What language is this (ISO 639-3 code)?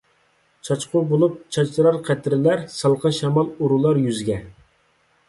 uig